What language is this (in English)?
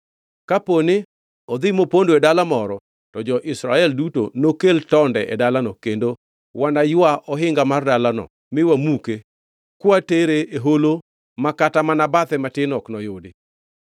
Luo (Kenya and Tanzania)